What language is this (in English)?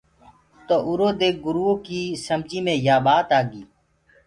Gurgula